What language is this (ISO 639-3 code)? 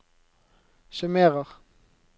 nor